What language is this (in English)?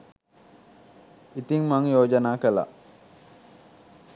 Sinhala